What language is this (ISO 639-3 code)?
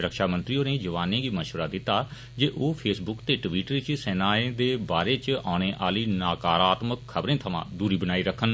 doi